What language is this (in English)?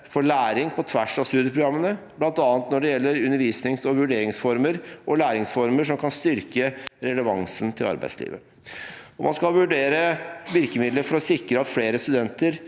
Norwegian